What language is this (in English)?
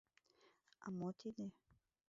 Mari